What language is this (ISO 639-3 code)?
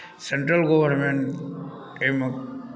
mai